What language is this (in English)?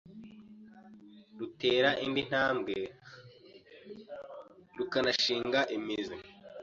Kinyarwanda